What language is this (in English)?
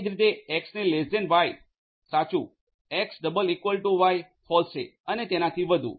Gujarati